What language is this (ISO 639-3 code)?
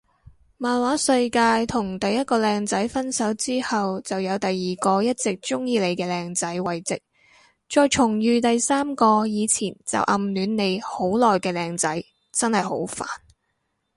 yue